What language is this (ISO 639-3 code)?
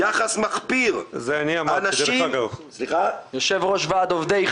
heb